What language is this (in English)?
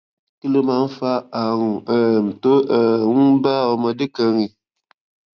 Yoruba